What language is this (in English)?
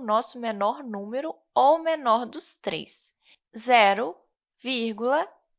Portuguese